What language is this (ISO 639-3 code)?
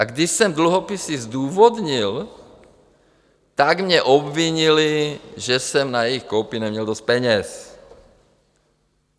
ces